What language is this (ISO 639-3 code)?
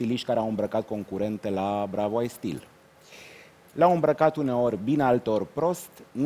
ron